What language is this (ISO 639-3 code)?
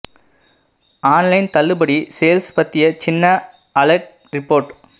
tam